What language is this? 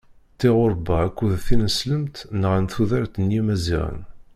Kabyle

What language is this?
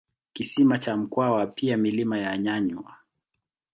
Swahili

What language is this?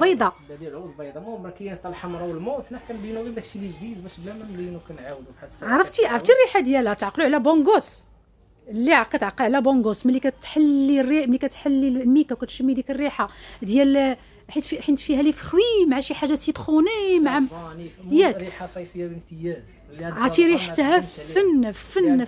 Arabic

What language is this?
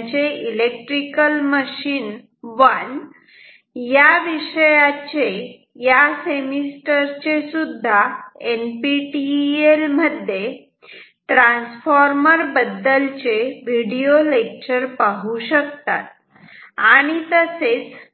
Marathi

